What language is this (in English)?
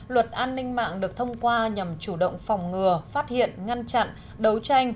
Vietnamese